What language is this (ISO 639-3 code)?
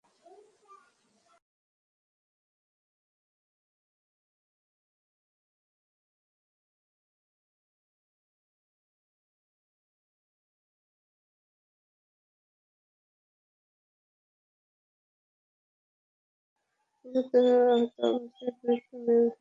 ben